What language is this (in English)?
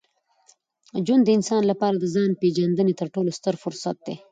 Pashto